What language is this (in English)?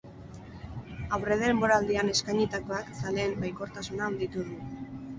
Basque